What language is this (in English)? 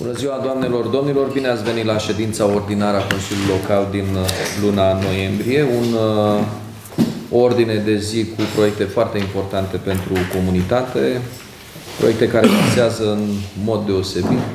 Romanian